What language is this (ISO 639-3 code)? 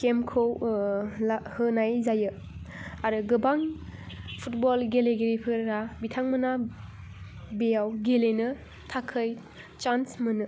brx